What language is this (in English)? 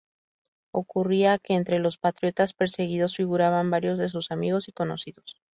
Spanish